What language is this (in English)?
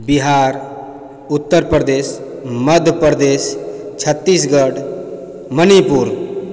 Maithili